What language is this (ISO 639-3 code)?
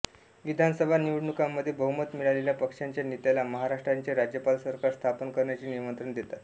mar